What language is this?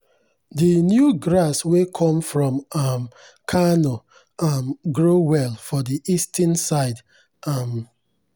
Nigerian Pidgin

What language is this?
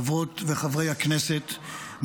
Hebrew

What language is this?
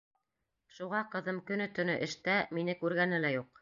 Bashkir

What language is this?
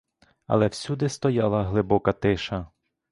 Ukrainian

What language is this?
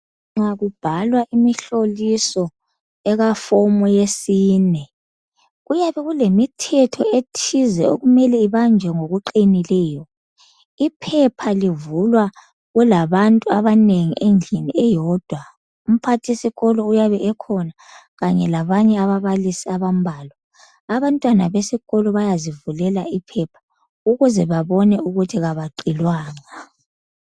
North Ndebele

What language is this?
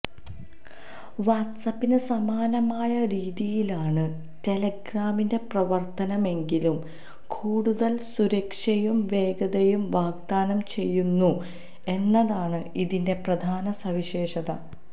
Malayalam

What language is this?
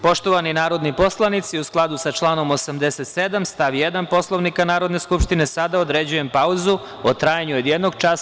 Serbian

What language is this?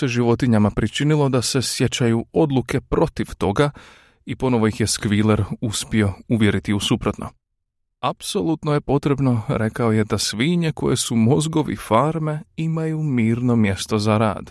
Croatian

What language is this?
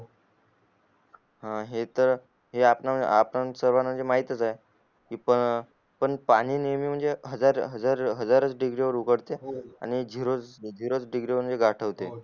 Marathi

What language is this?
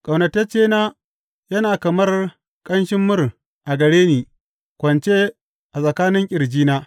Hausa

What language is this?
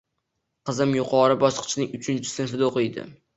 Uzbek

